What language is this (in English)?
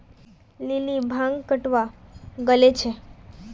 Magahi